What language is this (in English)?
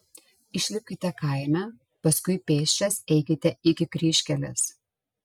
Lithuanian